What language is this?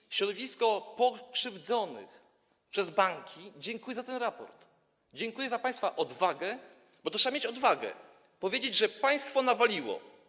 Polish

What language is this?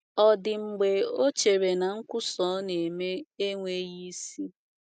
Igbo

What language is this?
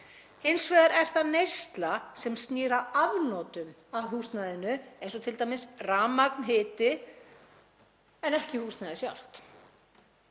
Icelandic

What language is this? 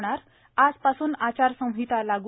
Marathi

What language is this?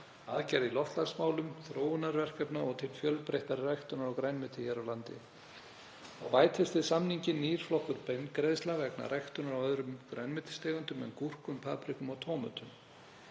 Icelandic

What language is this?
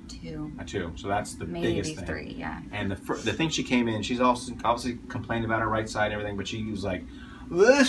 English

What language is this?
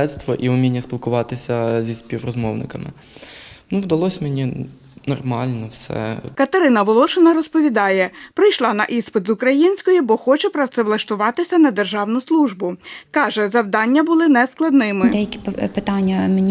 Ukrainian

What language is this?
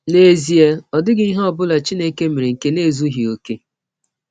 Igbo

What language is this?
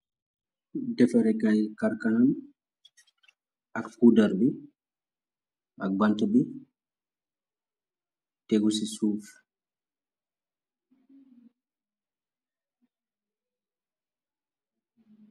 Wolof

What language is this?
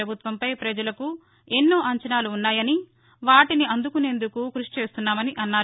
Telugu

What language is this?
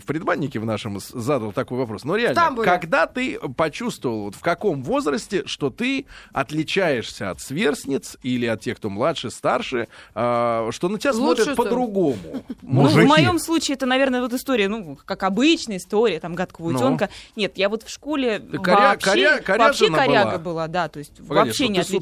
Russian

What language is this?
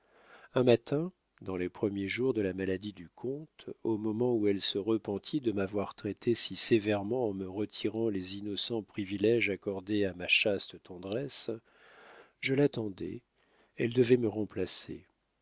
French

